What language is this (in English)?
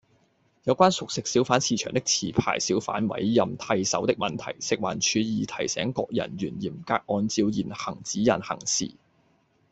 Cantonese